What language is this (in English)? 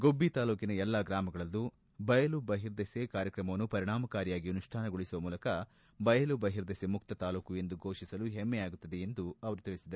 Kannada